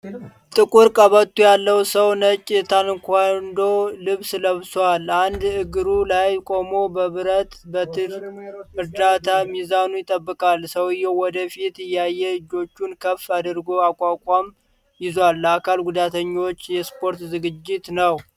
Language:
Amharic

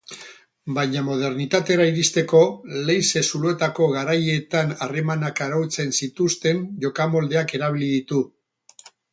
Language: Basque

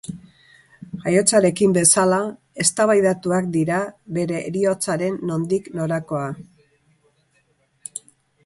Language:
Basque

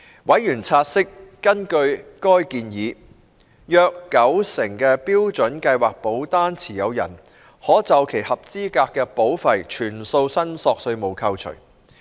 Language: Cantonese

